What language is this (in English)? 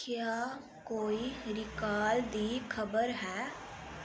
Dogri